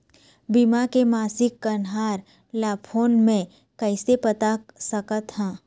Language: Chhattisgarhi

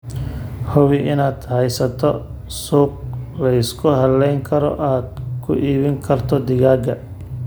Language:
Somali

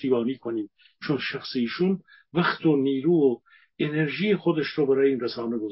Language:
Persian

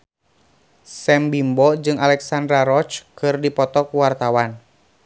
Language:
Sundanese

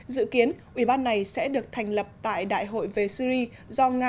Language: Vietnamese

